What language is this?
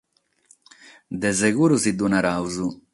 Sardinian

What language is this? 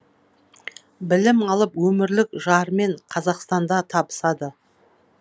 Kazakh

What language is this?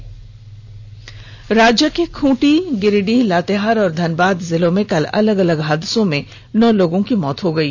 Hindi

